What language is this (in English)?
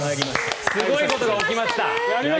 Japanese